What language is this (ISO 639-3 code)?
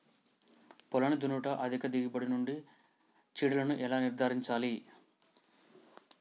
tel